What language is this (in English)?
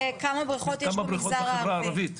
Hebrew